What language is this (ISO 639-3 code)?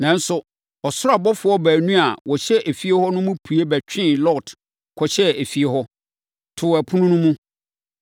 aka